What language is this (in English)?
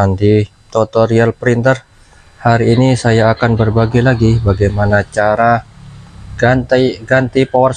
Indonesian